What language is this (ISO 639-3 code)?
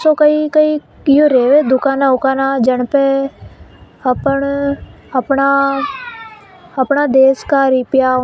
hoj